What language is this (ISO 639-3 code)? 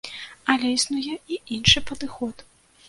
bel